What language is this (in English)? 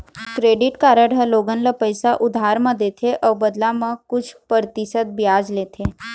Chhattisgarhi